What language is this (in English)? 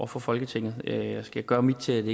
Danish